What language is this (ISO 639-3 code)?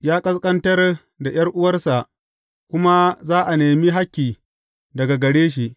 hau